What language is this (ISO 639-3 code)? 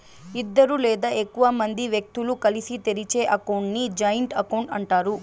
tel